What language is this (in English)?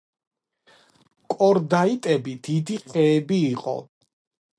Georgian